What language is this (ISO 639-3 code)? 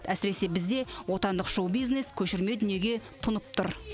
kaz